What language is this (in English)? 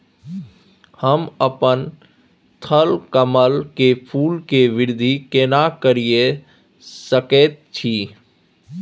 Maithili